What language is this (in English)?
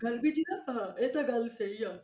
Punjabi